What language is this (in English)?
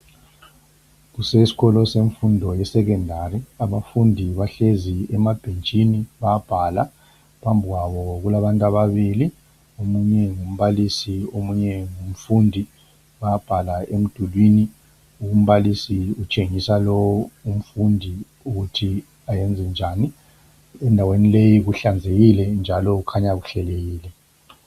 North Ndebele